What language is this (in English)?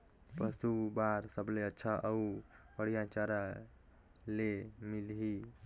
Chhattisgarhi